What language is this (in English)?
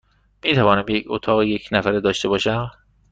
Persian